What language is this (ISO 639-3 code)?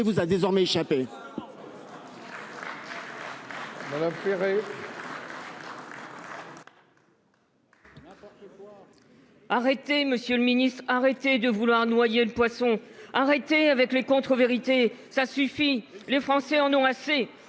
fra